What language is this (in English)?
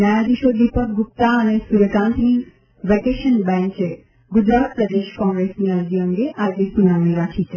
Gujarati